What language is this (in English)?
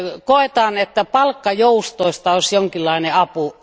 Finnish